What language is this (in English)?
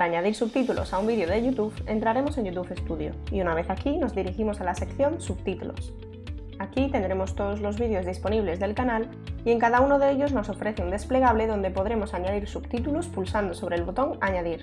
Spanish